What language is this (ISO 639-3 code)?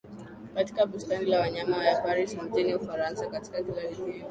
swa